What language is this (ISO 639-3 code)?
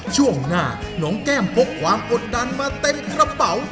tha